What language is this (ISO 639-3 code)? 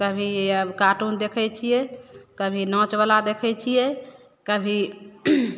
mai